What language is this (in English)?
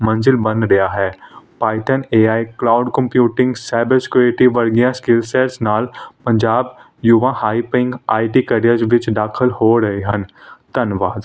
Punjabi